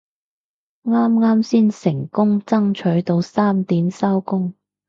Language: Cantonese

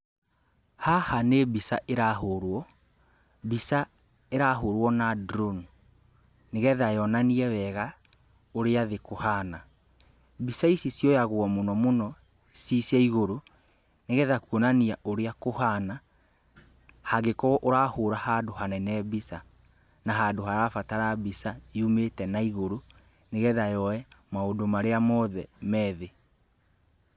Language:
Kikuyu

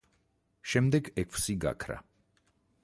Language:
Georgian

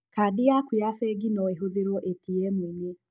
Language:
Kikuyu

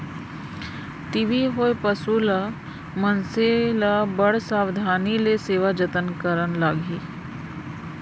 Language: Chhattisgarhi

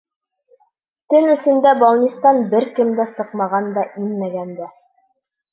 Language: Bashkir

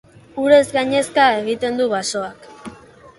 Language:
Basque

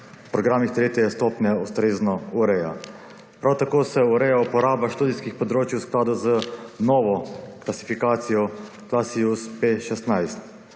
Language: Slovenian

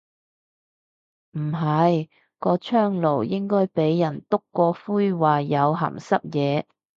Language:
Cantonese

